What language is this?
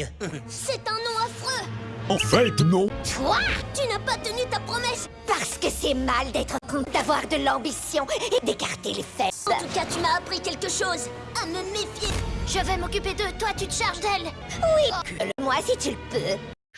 French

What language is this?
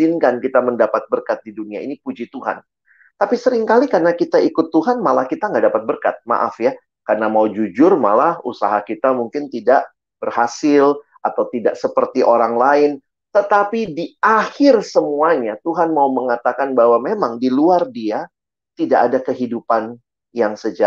Indonesian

